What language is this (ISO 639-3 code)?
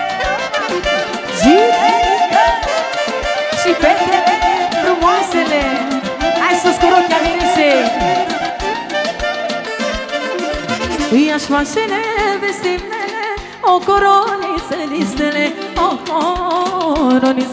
ron